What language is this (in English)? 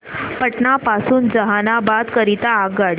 Marathi